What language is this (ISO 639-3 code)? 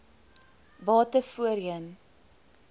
afr